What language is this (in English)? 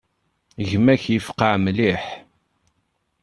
Kabyle